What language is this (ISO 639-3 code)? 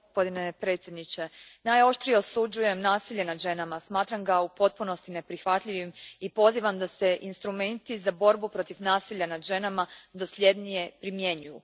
hrv